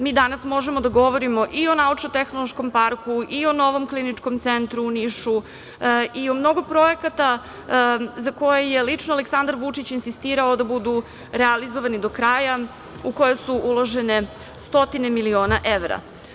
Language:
Serbian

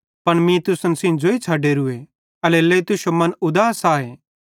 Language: Bhadrawahi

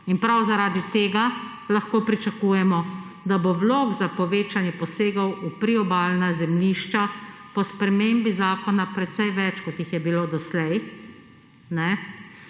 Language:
Slovenian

